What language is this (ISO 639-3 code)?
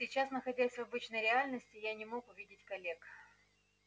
rus